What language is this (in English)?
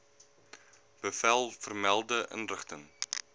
Afrikaans